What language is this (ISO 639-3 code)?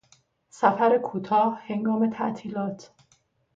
fas